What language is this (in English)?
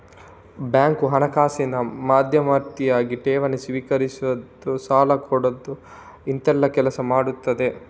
Kannada